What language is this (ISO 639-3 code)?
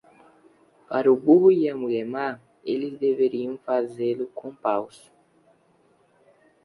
por